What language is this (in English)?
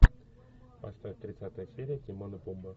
Russian